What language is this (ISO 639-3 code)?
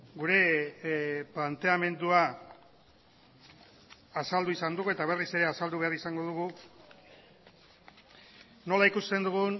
eus